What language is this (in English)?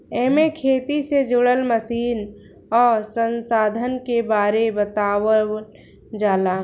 Bhojpuri